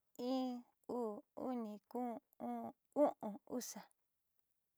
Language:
Southeastern Nochixtlán Mixtec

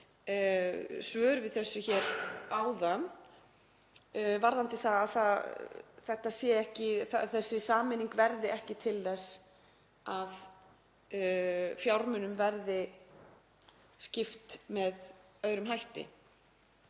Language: Icelandic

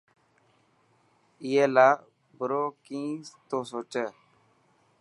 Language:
Dhatki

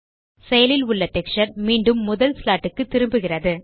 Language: Tamil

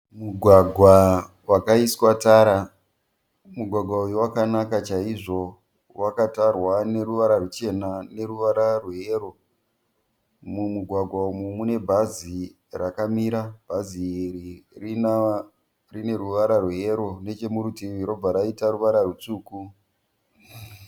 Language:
Shona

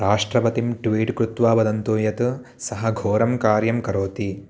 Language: Sanskrit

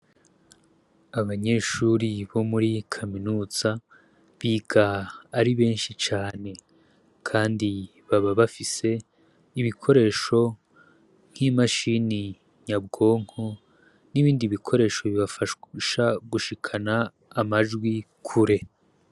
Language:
Rundi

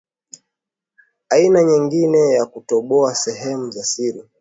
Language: Swahili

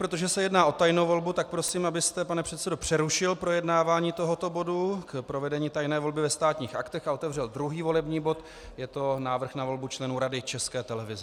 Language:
Czech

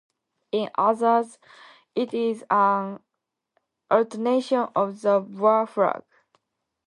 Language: English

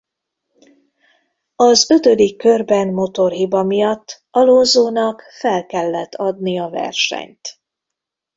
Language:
Hungarian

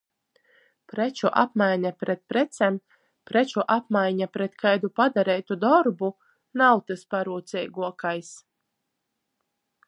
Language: Latgalian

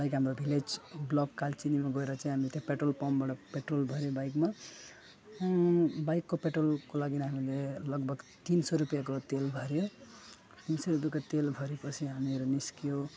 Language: Nepali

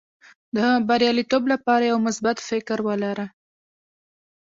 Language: Pashto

